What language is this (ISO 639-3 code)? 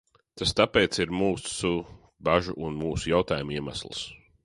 lav